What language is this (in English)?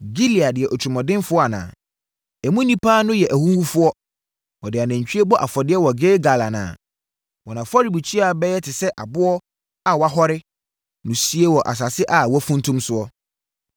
Akan